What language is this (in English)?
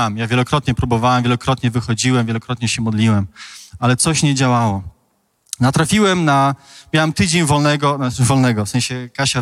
Polish